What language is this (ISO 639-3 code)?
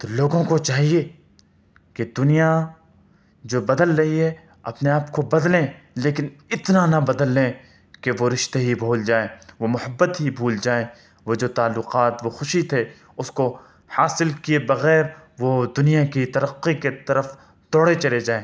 urd